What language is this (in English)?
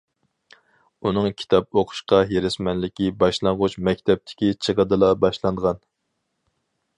Uyghur